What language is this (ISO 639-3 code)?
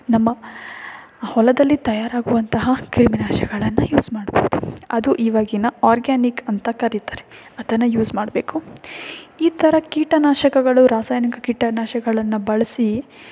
kan